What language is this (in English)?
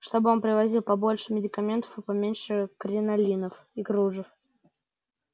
Russian